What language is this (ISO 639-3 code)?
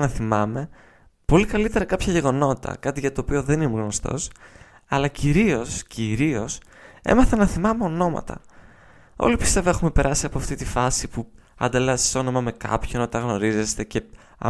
ell